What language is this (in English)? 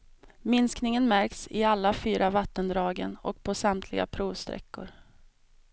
Swedish